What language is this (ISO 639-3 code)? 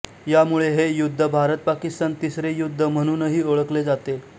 mar